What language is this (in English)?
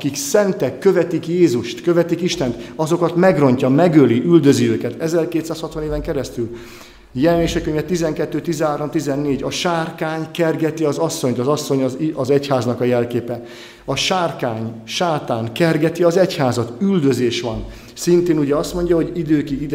Hungarian